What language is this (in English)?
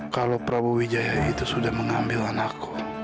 Indonesian